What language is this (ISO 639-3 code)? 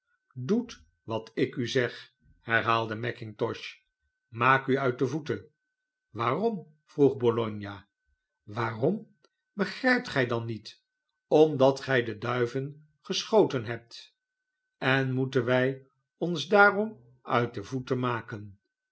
nld